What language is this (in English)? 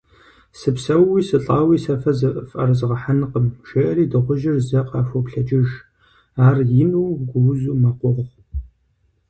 Kabardian